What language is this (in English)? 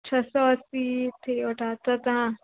Sindhi